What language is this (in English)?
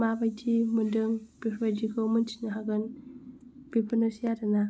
Bodo